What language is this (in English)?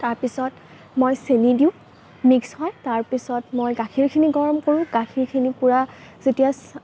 Assamese